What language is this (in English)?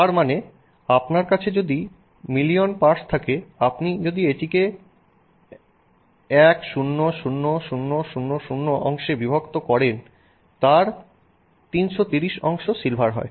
Bangla